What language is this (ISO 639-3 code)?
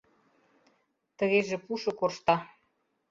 chm